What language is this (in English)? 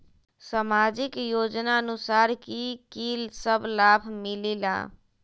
Magahi